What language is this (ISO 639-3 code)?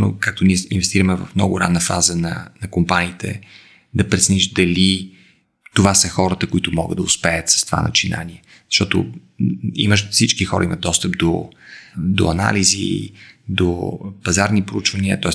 bul